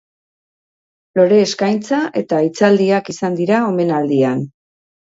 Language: Basque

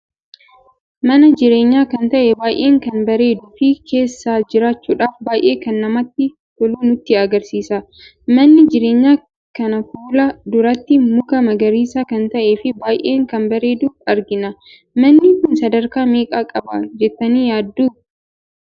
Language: Oromo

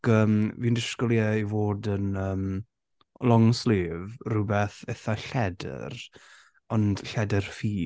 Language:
Welsh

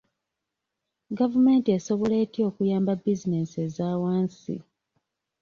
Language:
Ganda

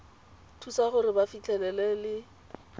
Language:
Tswana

